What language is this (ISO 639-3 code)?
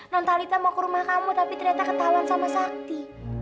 ind